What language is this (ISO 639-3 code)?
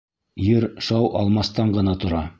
bak